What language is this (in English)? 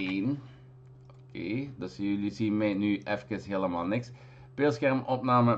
Dutch